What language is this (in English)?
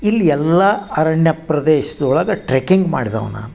Kannada